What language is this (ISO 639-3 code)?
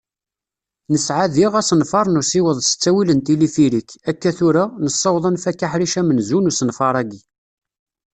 kab